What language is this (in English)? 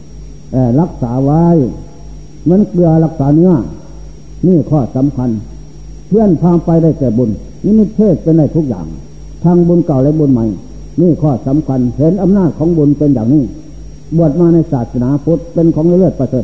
Thai